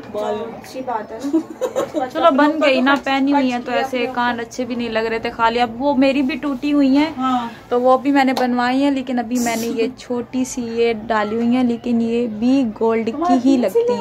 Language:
Hindi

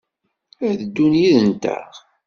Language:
Kabyle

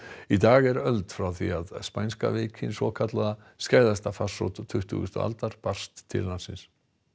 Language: Icelandic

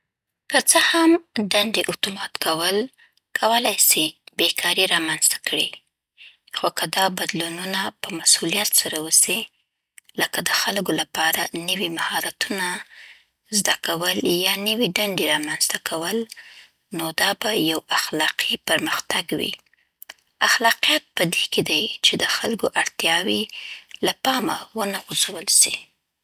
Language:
Southern Pashto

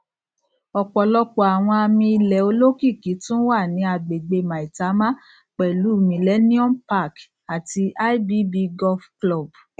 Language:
Yoruba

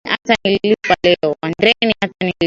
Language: Swahili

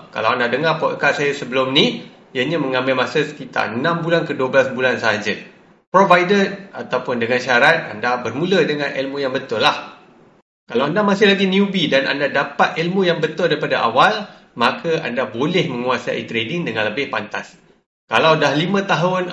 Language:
Malay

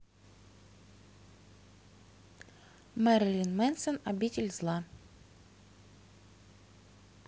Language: Russian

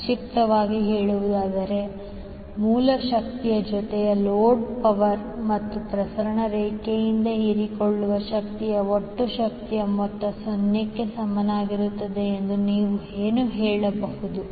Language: Kannada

